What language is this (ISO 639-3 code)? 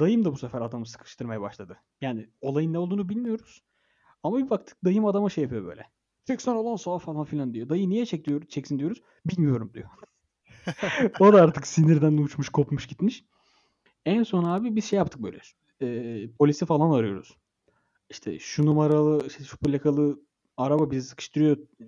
tur